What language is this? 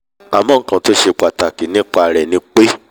Yoruba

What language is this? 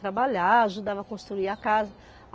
Portuguese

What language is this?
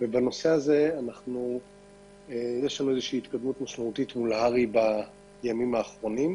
Hebrew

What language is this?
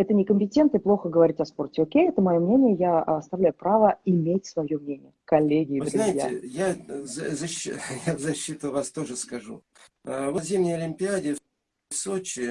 Russian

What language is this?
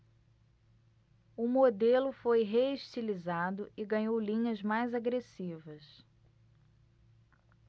Portuguese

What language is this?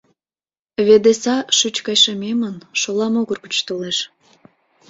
Mari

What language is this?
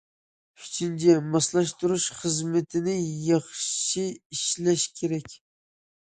Uyghur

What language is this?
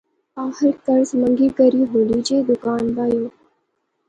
Pahari-Potwari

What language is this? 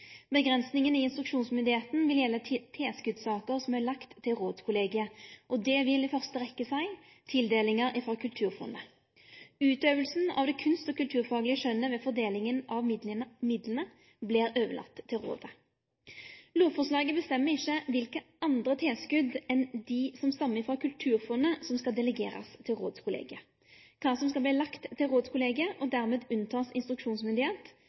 Norwegian Nynorsk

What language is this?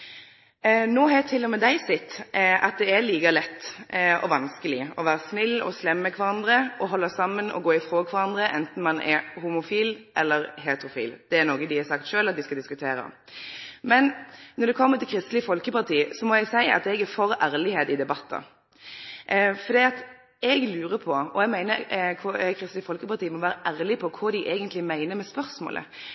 Norwegian Nynorsk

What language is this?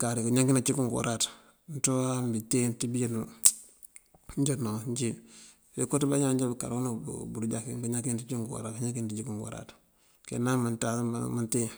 Mandjak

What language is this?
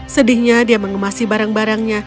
Indonesian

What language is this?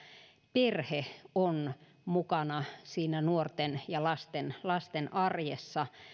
Finnish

